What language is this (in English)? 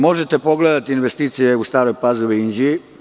Serbian